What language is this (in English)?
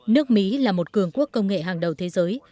Vietnamese